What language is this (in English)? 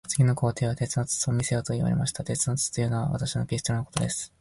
Japanese